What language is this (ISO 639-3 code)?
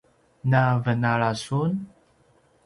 pwn